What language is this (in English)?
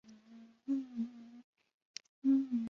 Chinese